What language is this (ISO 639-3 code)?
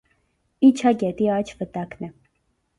hye